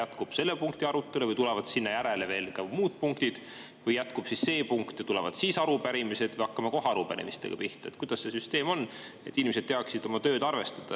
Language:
Estonian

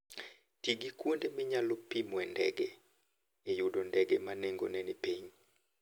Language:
Luo (Kenya and Tanzania)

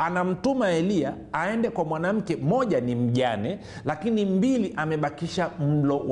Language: Swahili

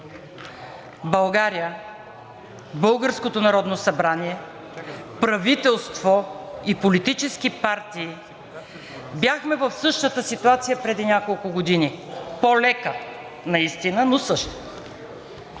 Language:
Bulgarian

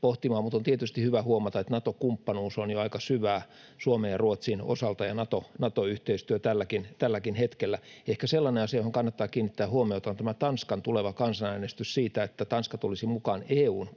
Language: Finnish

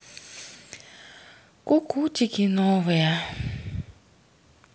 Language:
Russian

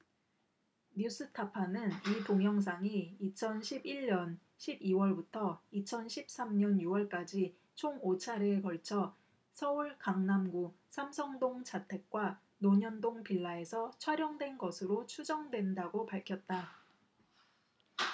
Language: Korean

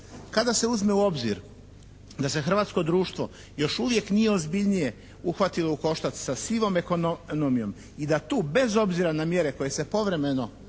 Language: Croatian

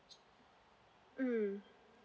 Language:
English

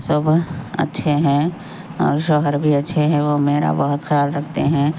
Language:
Urdu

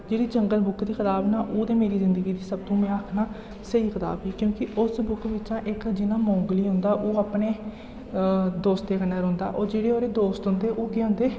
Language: Dogri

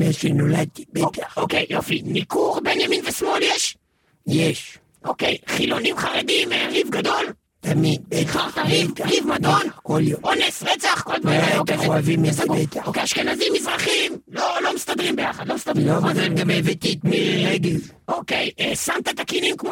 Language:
Hebrew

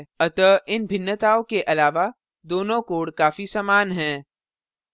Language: Hindi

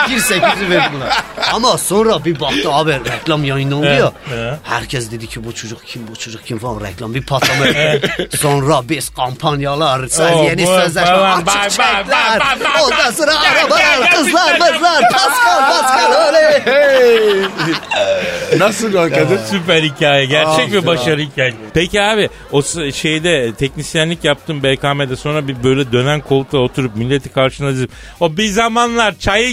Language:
Turkish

